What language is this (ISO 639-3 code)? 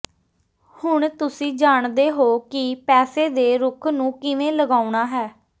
pan